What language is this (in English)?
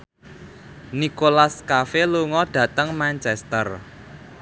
Javanese